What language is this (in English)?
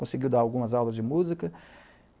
Portuguese